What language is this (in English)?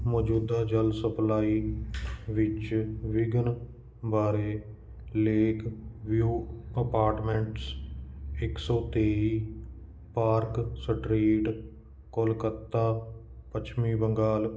Punjabi